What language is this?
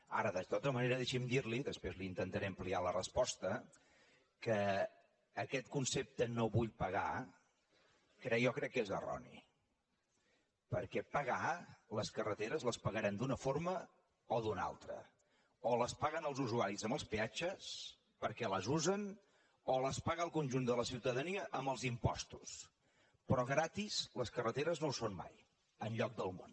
Catalan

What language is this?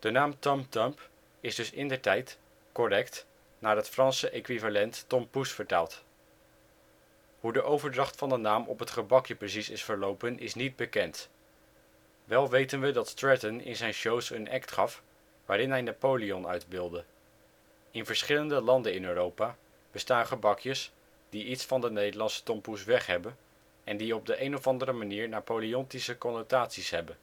Dutch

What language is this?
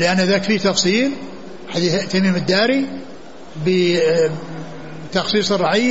Arabic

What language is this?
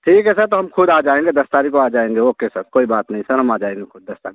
Hindi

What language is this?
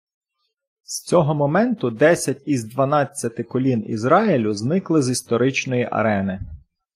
Ukrainian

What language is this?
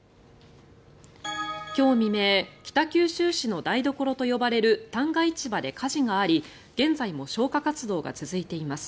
Japanese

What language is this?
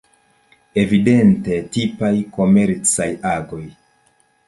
Esperanto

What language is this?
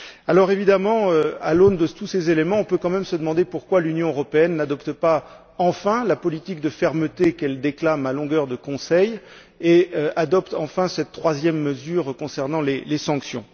French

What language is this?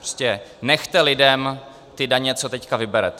Czech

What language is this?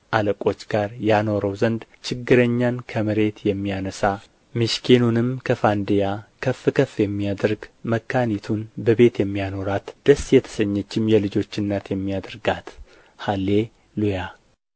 Amharic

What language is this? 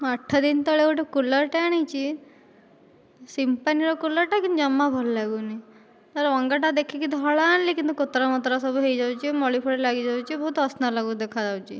Odia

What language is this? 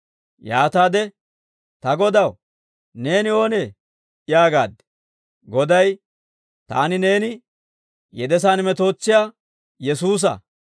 Dawro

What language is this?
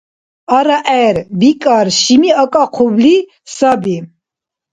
Dargwa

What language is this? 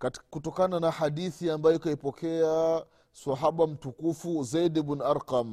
Swahili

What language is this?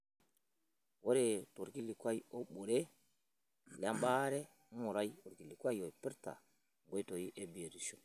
Masai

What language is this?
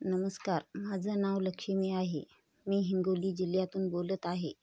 Marathi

